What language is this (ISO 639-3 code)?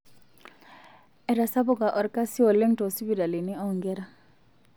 mas